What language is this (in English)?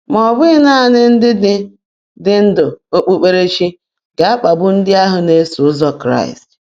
Igbo